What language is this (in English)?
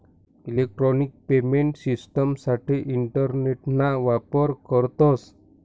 Marathi